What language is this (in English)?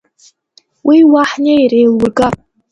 Abkhazian